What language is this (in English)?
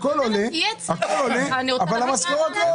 Hebrew